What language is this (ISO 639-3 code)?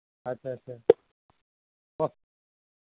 asm